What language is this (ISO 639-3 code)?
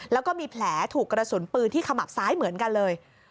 tha